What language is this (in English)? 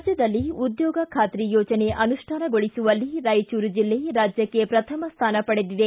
Kannada